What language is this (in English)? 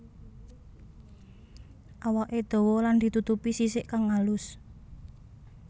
Javanese